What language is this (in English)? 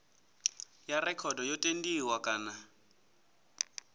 Venda